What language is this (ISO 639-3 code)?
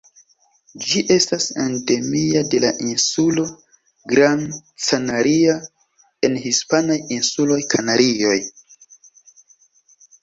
epo